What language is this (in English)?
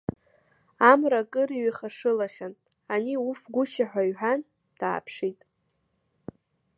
Abkhazian